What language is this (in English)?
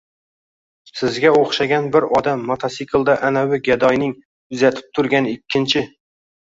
Uzbek